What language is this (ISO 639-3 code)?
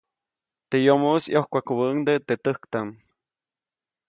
zoc